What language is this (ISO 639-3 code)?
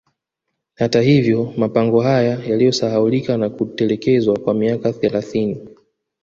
swa